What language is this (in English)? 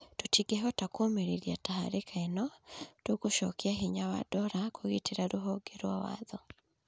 Kikuyu